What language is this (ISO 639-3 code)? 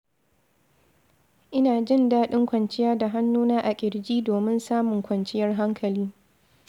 hau